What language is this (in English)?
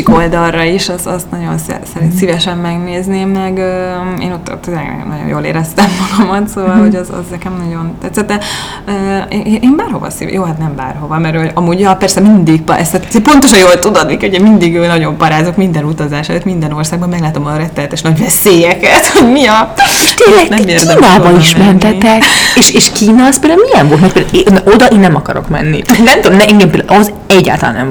Hungarian